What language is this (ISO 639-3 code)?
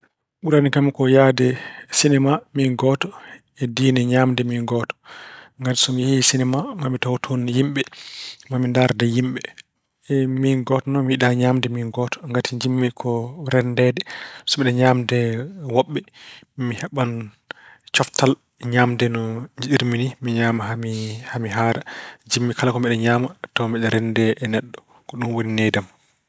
ful